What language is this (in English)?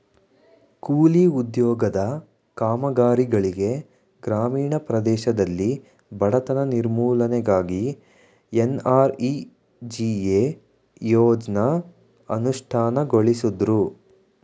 Kannada